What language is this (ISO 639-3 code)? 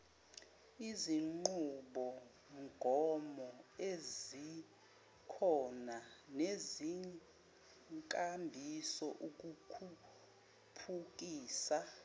zul